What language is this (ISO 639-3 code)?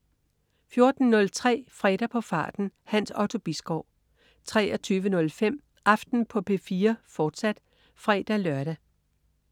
dan